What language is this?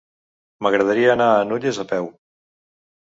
Catalan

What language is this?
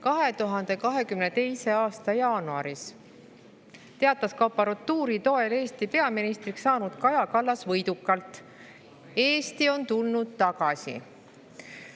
Estonian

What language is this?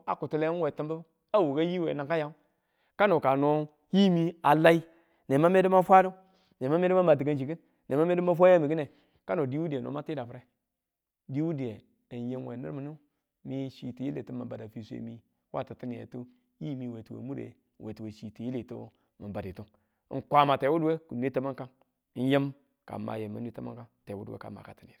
Tula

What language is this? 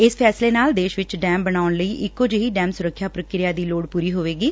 Punjabi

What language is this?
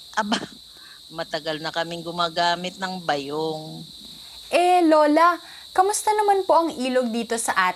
Filipino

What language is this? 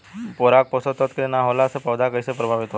Bhojpuri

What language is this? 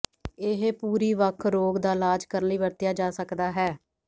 Punjabi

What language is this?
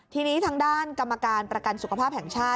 Thai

